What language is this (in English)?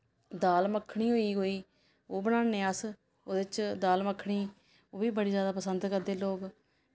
Dogri